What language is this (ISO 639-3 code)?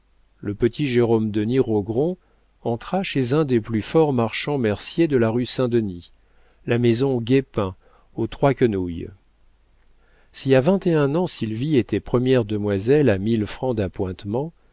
fra